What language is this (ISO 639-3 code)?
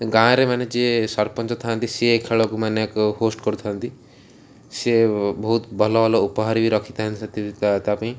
ori